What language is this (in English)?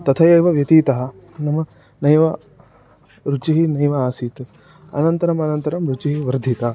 Sanskrit